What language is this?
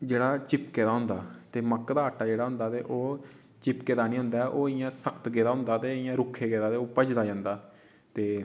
Dogri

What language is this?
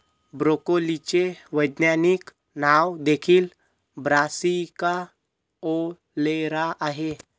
Marathi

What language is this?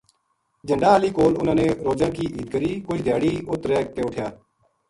Gujari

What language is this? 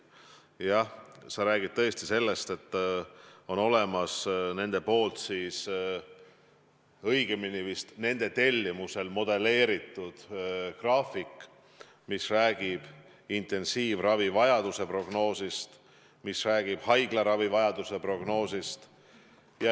Estonian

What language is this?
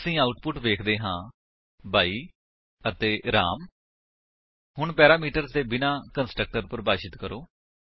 Punjabi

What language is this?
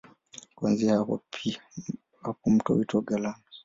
Swahili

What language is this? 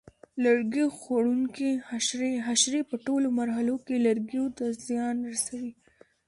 Pashto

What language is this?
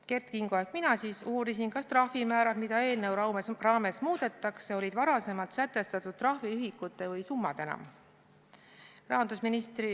Estonian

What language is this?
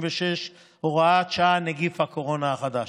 Hebrew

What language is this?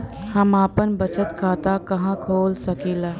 Bhojpuri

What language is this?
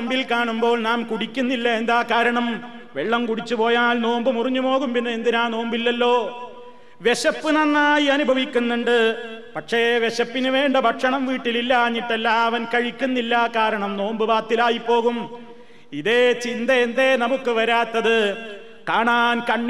Malayalam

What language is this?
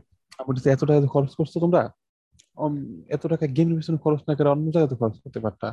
Bangla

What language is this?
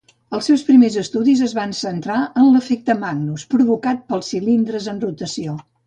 Catalan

